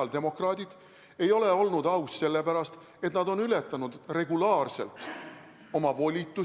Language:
Estonian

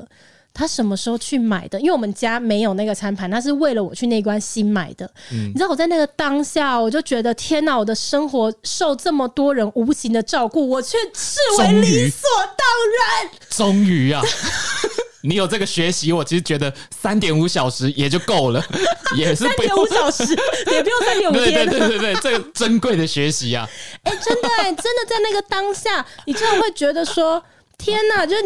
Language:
Chinese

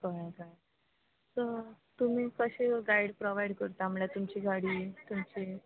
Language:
Konkani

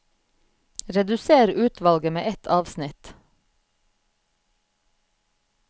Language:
Norwegian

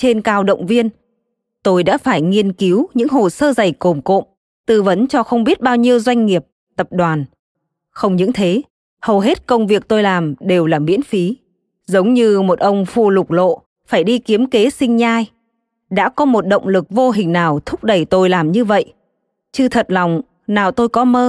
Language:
Vietnamese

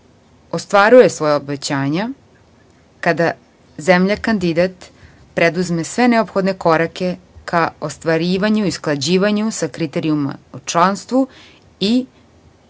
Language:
Serbian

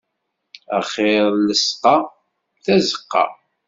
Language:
Kabyle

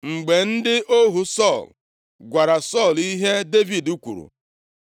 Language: Igbo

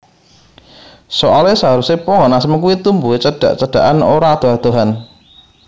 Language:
Javanese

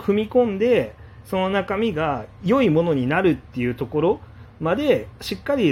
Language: Japanese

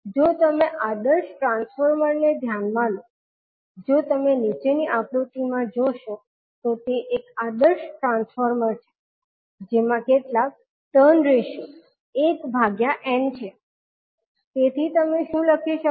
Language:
Gujarati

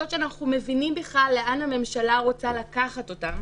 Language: Hebrew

